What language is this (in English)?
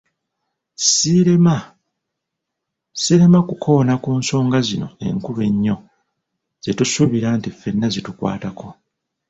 Ganda